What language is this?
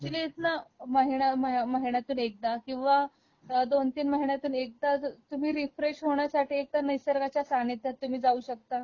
Marathi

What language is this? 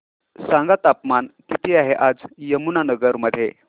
Marathi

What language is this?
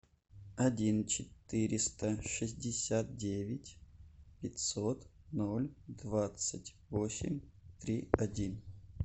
Russian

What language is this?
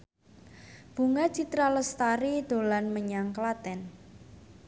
Javanese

